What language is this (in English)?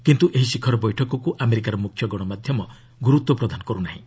Odia